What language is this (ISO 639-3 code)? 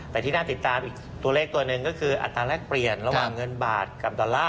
tha